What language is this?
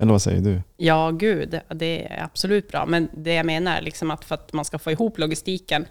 Swedish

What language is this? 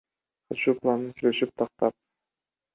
Kyrgyz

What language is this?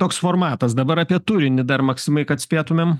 Lithuanian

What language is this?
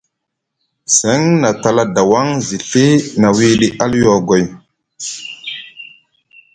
Musgu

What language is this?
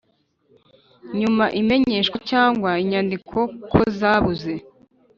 Kinyarwanda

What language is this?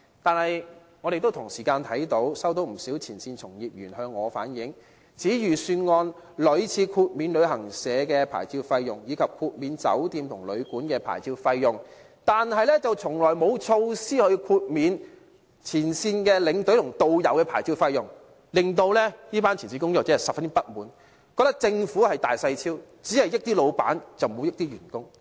Cantonese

